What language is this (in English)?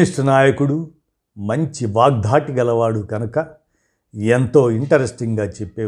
Telugu